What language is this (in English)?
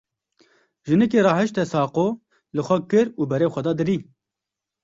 Kurdish